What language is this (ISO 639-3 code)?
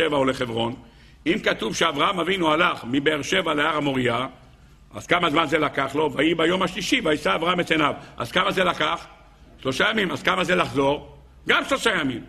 heb